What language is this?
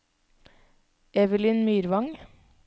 Norwegian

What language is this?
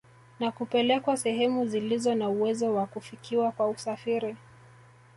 Swahili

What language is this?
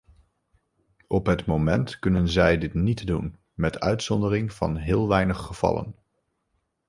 Dutch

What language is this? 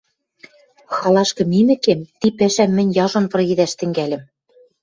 Western Mari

